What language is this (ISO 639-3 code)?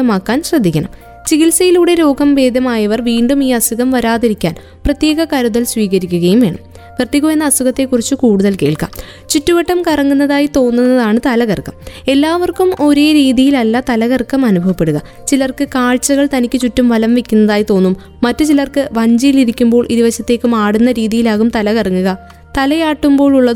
mal